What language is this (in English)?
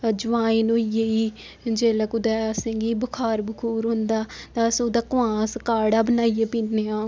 Dogri